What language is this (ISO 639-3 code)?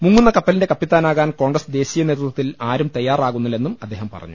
mal